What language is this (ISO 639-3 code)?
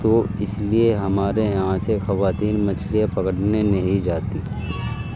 urd